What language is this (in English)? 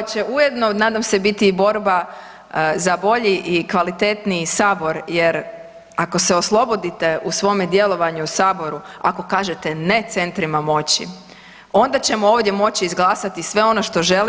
Croatian